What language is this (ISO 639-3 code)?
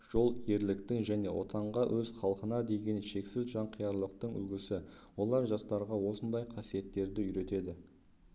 kaz